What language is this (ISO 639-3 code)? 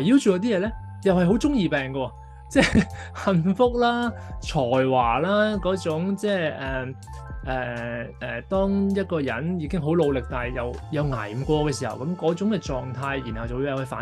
zho